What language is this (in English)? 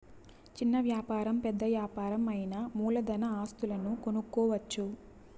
Telugu